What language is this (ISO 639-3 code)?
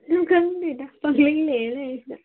mni